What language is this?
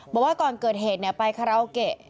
Thai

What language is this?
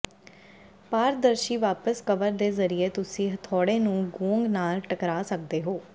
Punjabi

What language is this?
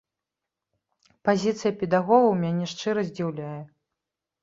Belarusian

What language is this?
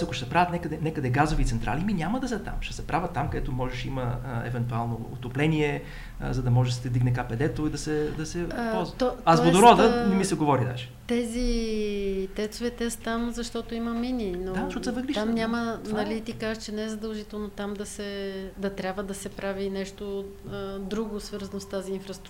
Bulgarian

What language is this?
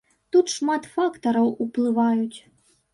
Belarusian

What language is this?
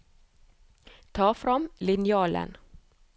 Norwegian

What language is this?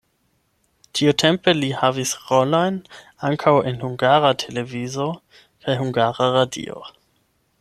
Esperanto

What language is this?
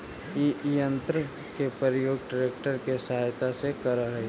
Magahi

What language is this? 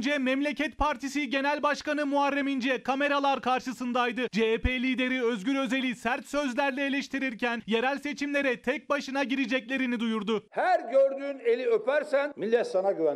Turkish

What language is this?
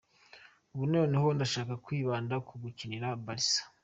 Kinyarwanda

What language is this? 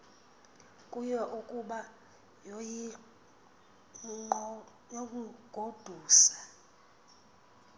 Xhosa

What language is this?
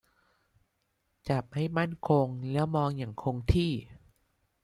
Thai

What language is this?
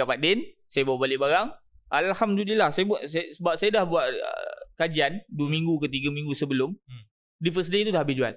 Malay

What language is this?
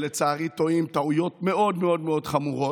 Hebrew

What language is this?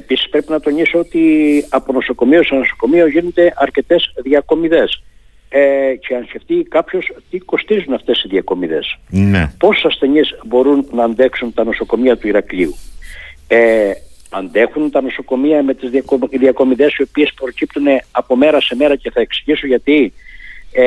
Greek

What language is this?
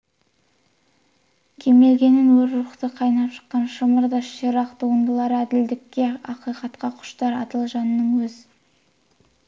Kazakh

